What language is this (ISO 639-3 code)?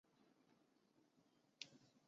zho